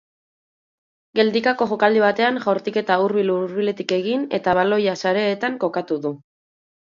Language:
Basque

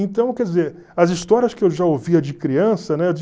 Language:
Portuguese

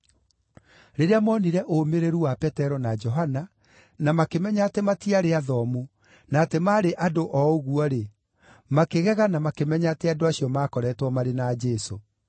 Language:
Kikuyu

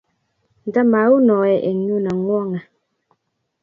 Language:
Kalenjin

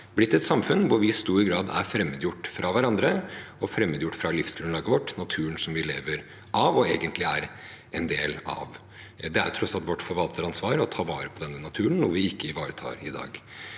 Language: Norwegian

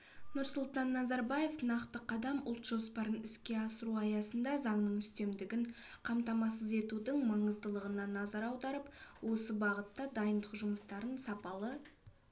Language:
Kazakh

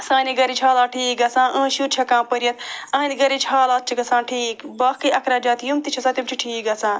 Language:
Kashmiri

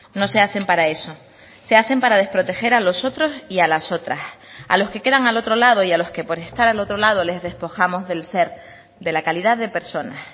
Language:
Spanish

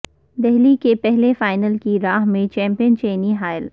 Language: Urdu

